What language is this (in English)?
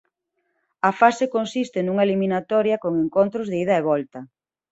Galician